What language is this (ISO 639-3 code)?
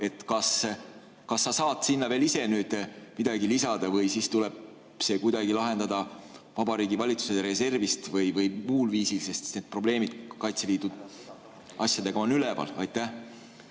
est